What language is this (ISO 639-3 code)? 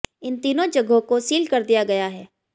hin